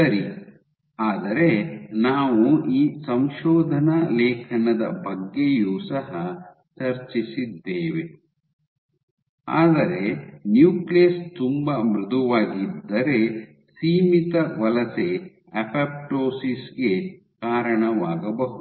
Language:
Kannada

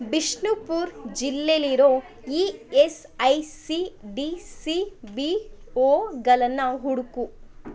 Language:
Kannada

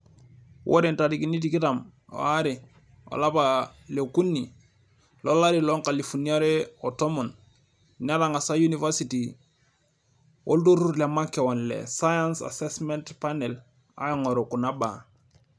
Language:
Masai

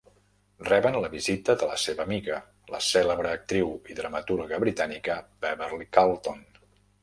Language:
Catalan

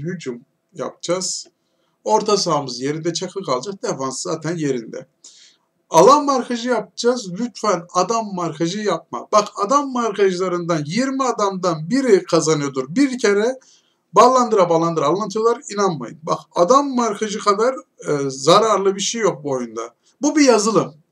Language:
Turkish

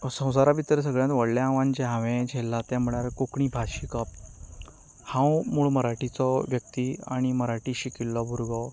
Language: Konkani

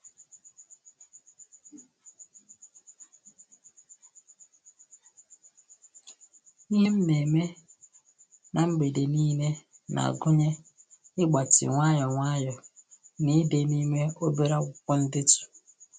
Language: Igbo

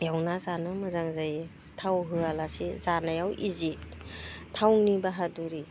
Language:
Bodo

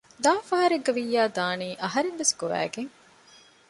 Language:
Divehi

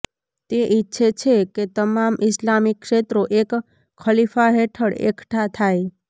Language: Gujarati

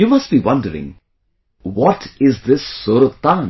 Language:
English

